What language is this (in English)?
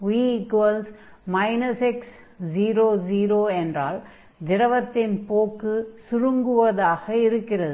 Tamil